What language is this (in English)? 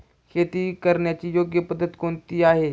Marathi